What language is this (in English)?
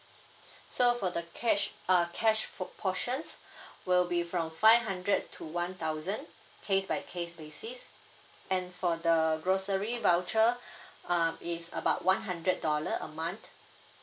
English